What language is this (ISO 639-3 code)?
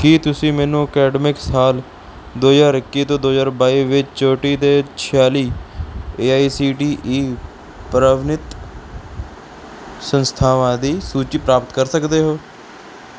pan